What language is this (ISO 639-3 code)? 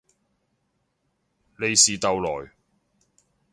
yue